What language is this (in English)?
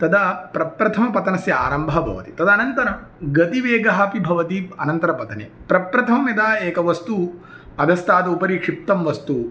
Sanskrit